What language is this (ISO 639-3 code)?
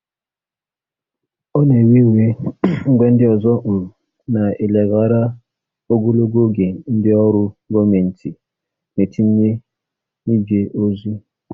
ibo